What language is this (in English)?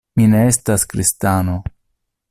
Esperanto